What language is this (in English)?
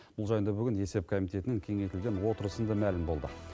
Kazakh